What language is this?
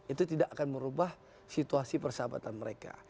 Indonesian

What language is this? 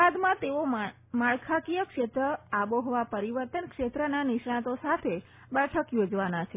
Gujarati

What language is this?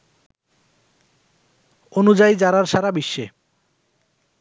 Bangla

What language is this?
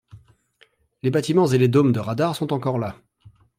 French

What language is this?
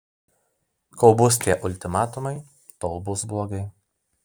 Lithuanian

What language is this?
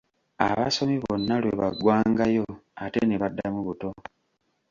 Ganda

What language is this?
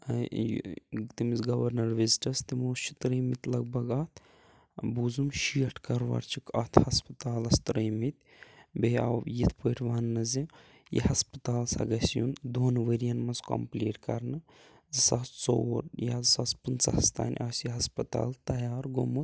Kashmiri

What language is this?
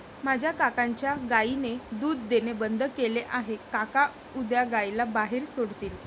Marathi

